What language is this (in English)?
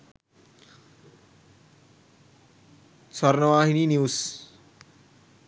Sinhala